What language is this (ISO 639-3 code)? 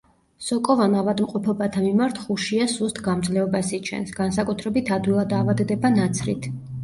kat